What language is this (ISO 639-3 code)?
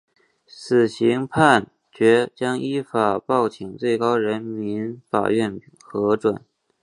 zho